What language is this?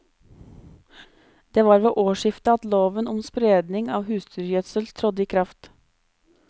Norwegian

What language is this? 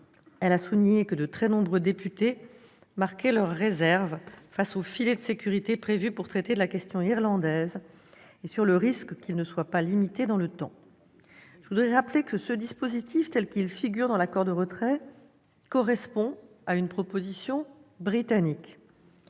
French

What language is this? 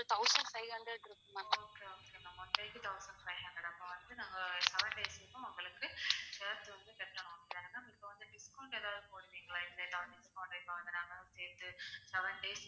Tamil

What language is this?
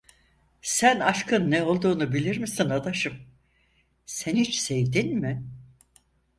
Turkish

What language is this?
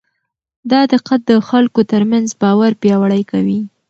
Pashto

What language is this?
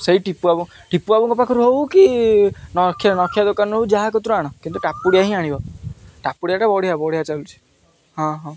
Odia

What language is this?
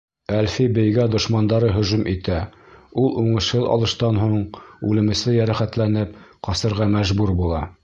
Bashkir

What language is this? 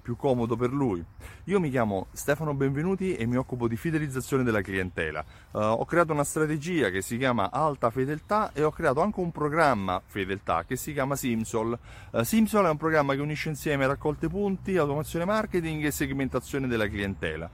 Italian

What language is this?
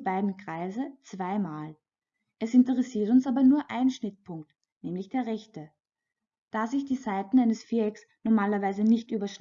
German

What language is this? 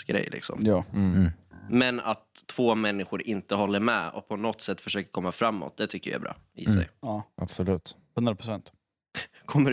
Swedish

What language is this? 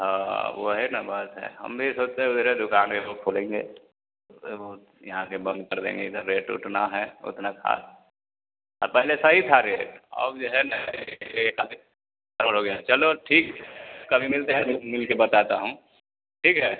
Hindi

